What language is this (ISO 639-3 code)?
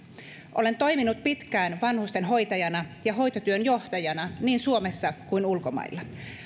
fin